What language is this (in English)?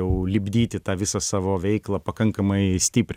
Lithuanian